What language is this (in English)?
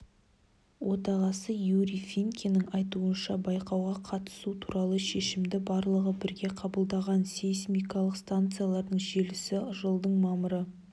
Kazakh